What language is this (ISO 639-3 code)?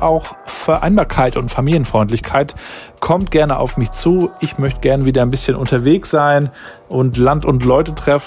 deu